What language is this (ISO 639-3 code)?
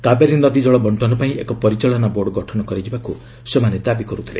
ori